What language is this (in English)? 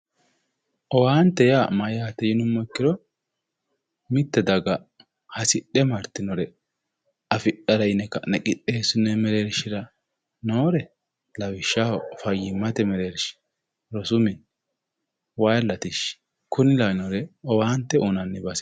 Sidamo